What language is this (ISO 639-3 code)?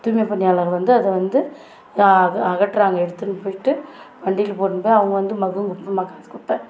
tam